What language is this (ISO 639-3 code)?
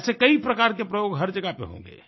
hin